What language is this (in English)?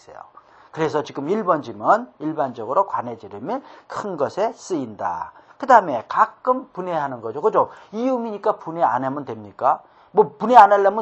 Korean